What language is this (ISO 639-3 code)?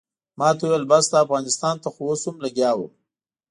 pus